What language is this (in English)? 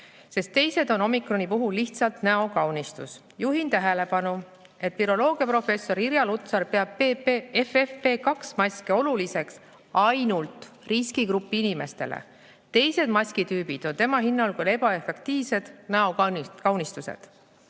Estonian